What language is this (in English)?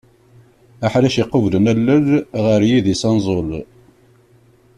Kabyle